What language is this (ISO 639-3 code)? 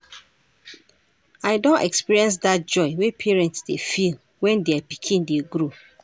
pcm